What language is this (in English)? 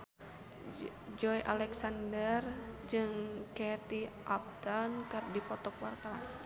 Sundanese